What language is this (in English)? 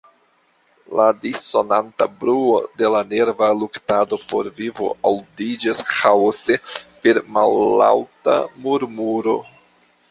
Esperanto